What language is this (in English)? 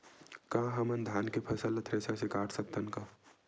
Chhattisgarhi